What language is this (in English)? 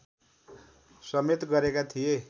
Nepali